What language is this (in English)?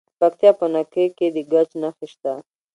Pashto